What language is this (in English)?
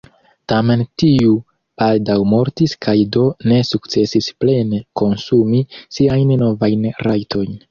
Esperanto